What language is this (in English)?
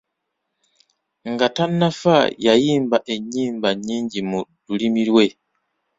Ganda